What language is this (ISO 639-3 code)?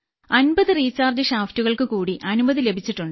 mal